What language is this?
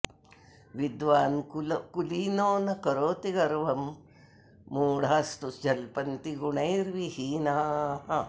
Sanskrit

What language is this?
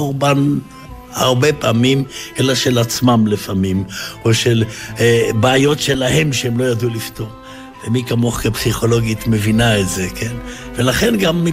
Hebrew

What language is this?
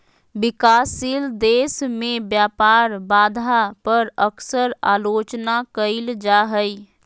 Magahi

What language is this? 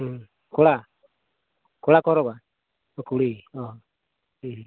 Santali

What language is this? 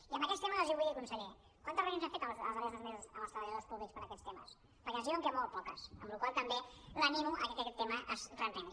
Catalan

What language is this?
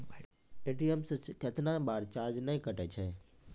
Maithili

